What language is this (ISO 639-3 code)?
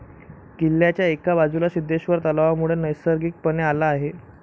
mar